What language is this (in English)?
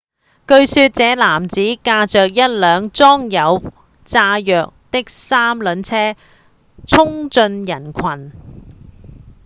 Cantonese